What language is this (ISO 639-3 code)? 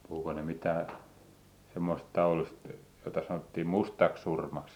fin